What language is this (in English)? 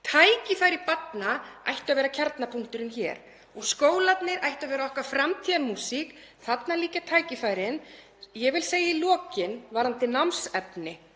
Icelandic